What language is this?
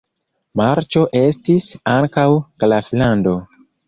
Esperanto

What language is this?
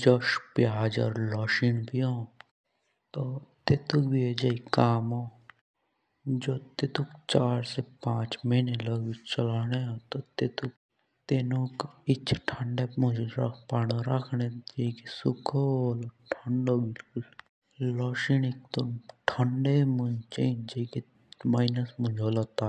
Jaunsari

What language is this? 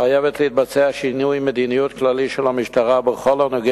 Hebrew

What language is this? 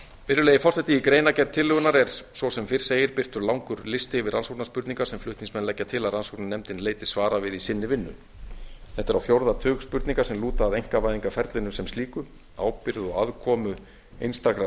Icelandic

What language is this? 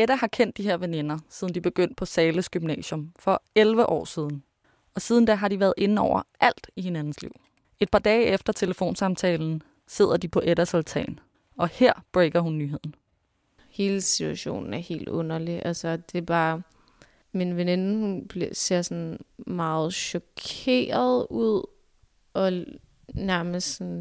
Danish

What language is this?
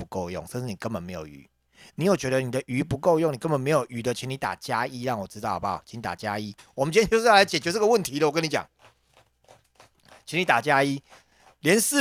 Chinese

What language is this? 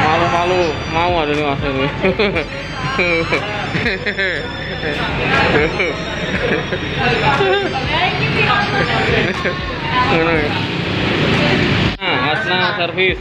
Indonesian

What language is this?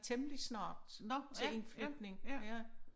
Danish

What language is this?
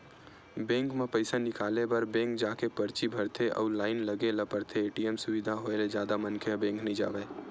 Chhattisgarhi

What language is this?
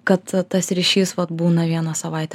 Lithuanian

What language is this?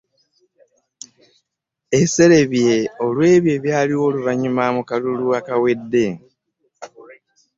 Ganda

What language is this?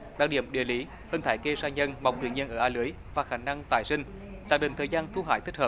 Vietnamese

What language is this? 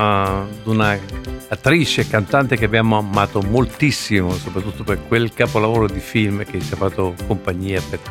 Italian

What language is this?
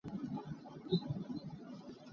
Hakha Chin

